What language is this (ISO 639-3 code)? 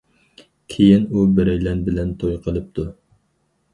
uig